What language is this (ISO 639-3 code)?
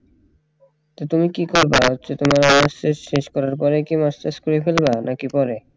ben